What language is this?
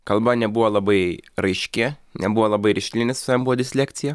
Lithuanian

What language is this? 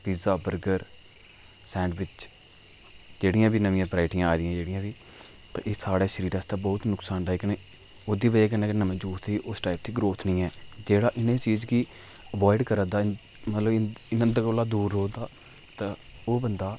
Dogri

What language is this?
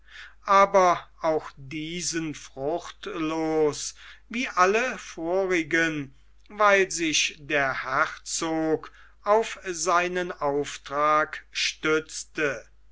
German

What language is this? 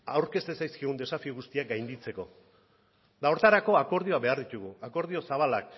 Basque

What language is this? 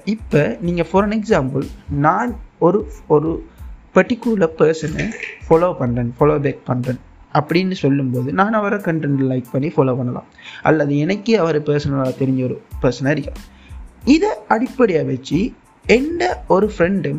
Tamil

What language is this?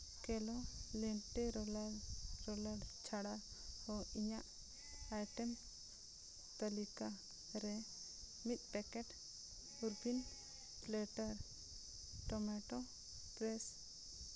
Santali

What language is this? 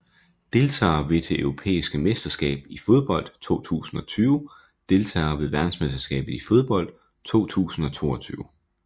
Danish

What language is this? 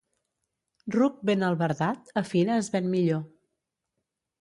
Catalan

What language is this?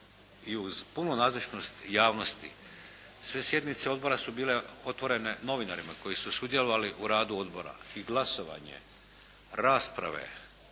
Croatian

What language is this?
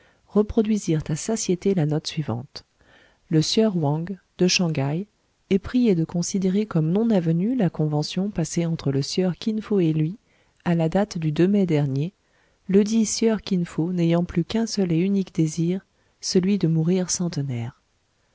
French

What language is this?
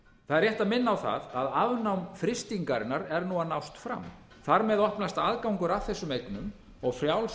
Icelandic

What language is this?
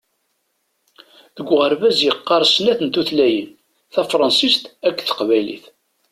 Kabyle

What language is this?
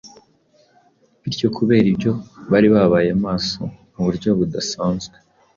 Kinyarwanda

